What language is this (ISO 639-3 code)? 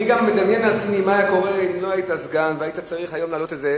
heb